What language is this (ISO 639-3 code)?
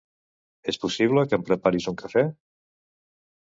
cat